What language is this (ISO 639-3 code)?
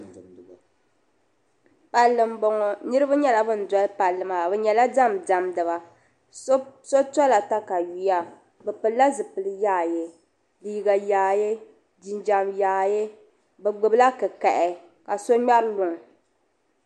dag